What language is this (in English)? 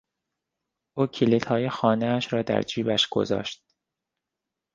Persian